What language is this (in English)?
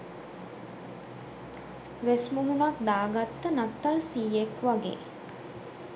Sinhala